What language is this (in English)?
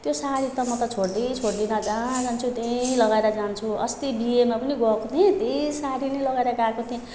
Nepali